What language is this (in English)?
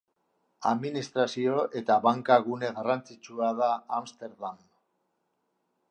Basque